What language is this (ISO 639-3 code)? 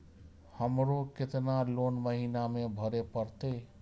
mai